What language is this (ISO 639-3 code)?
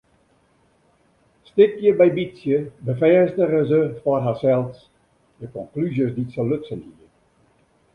fry